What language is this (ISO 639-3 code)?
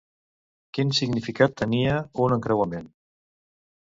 cat